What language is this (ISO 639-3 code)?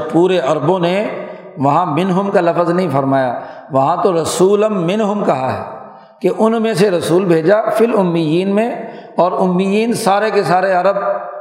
urd